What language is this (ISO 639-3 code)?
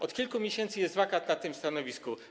pol